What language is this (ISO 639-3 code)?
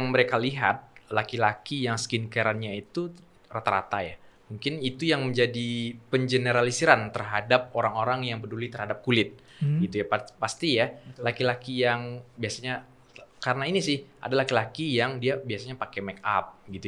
ind